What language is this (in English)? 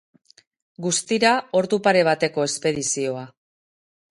Basque